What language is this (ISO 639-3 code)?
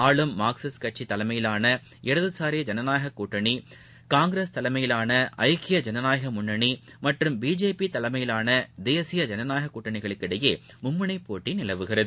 tam